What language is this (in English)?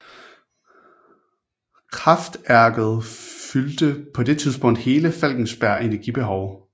Danish